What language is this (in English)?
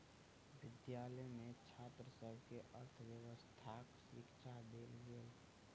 Maithili